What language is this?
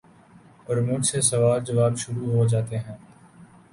Urdu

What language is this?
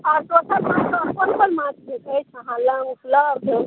Maithili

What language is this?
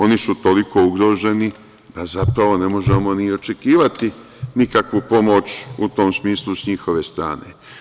Serbian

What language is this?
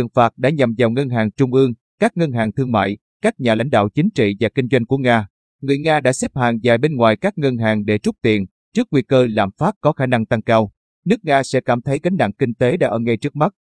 Vietnamese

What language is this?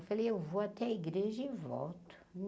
Portuguese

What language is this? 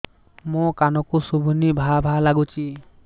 Odia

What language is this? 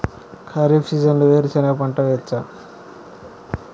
Telugu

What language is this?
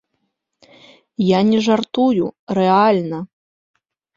Belarusian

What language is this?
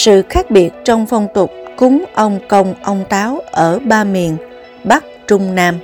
Vietnamese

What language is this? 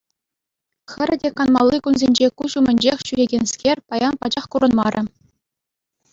Chuvash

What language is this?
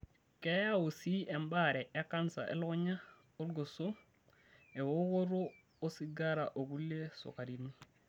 Masai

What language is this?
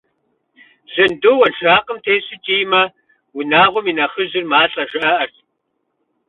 Kabardian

